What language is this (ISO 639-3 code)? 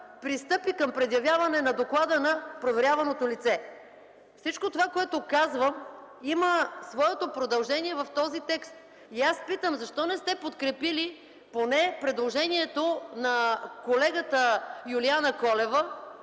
bul